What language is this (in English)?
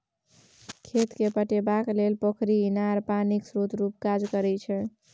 Maithili